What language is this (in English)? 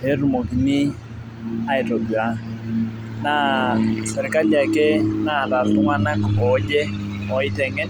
Masai